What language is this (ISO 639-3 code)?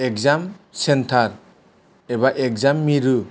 brx